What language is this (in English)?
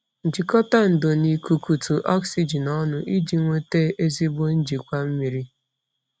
Igbo